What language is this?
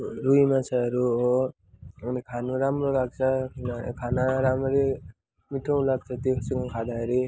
Nepali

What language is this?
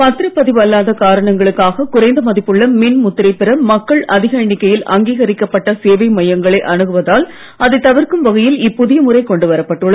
Tamil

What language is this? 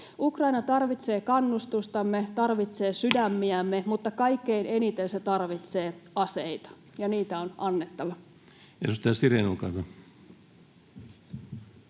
Finnish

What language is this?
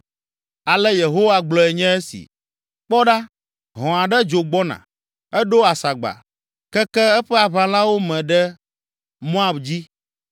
Ewe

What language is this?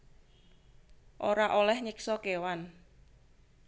Javanese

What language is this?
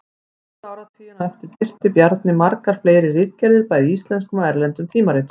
Icelandic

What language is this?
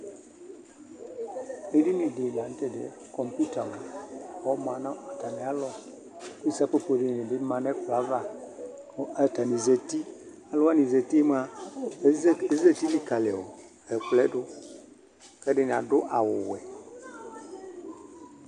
Ikposo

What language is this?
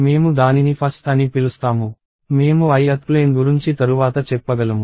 Telugu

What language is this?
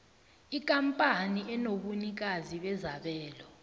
South Ndebele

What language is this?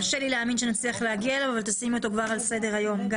Hebrew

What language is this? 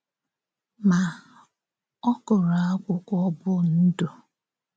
Igbo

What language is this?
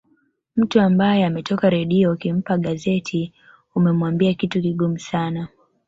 Swahili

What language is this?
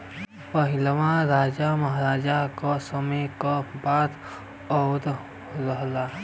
Bhojpuri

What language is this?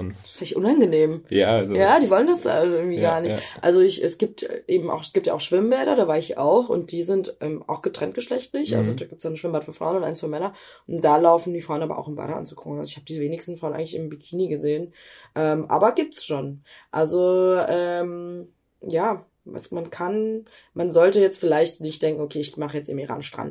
German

